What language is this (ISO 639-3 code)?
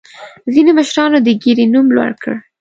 pus